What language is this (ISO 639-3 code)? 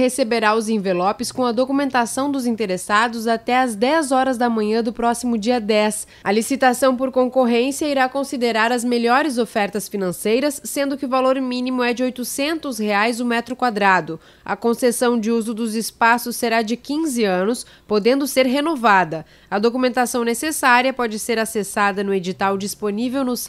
por